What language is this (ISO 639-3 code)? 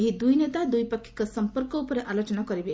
ori